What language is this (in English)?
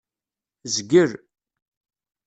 Kabyle